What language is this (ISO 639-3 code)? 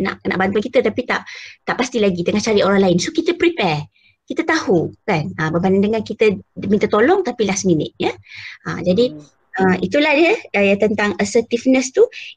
msa